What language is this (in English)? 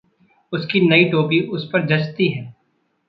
Hindi